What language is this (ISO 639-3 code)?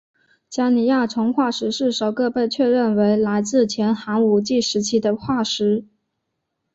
zho